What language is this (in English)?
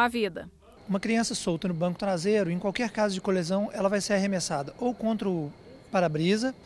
Portuguese